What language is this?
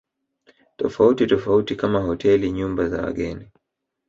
Swahili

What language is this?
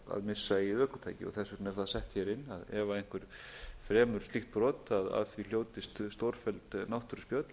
Icelandic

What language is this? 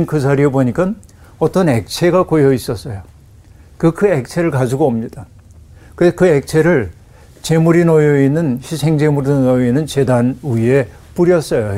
Korean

